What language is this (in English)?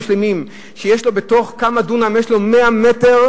Hebrew